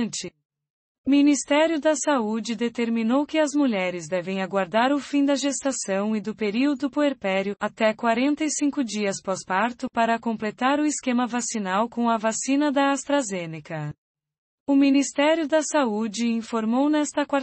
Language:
Portuguese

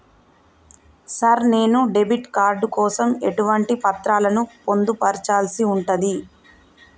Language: Telugu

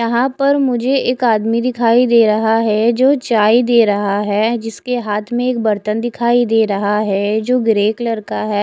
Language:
Hindi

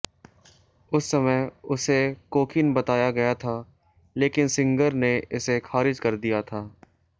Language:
Hindi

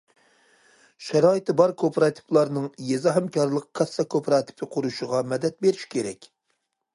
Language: Uyghur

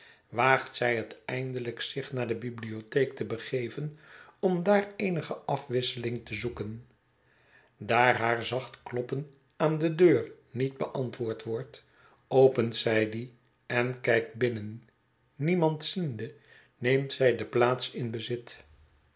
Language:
Dutch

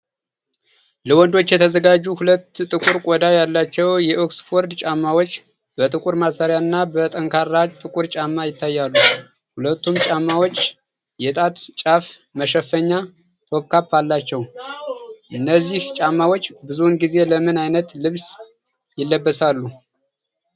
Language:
Amharic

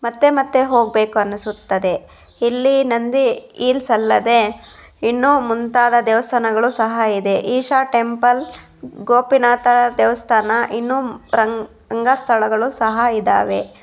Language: Kannada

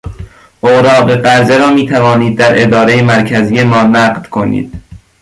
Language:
Persian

